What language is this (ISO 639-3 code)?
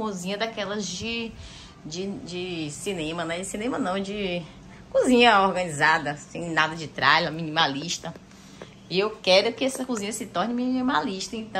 por